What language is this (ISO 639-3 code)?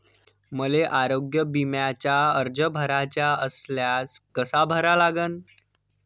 mar